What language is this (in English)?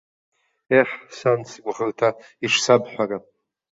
Abkhazian